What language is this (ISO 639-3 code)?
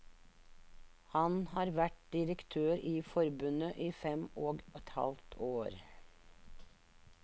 nor